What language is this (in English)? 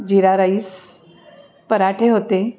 Marathi